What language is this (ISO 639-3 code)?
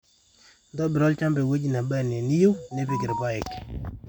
mas